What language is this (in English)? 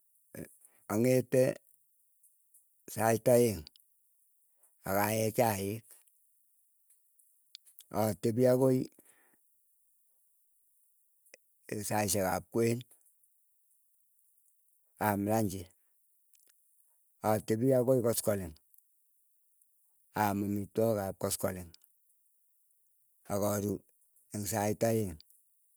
Keiyo